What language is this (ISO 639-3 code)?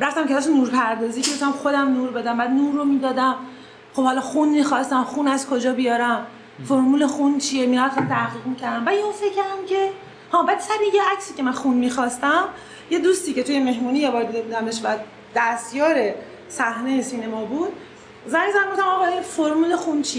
fas